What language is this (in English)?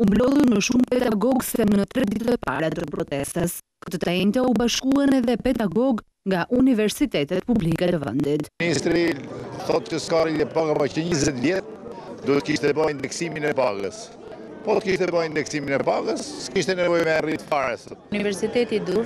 Romanian